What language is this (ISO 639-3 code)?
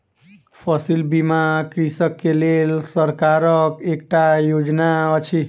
mai